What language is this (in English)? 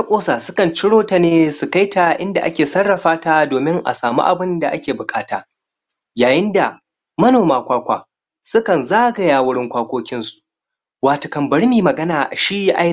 Hausa